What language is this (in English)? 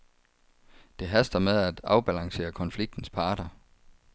Danish